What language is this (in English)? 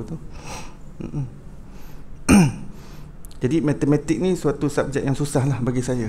Malay